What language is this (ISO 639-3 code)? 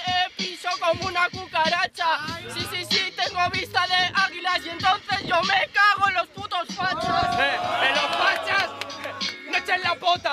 spa